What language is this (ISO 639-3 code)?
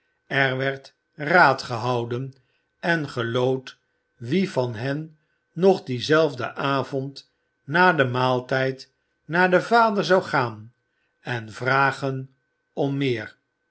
nld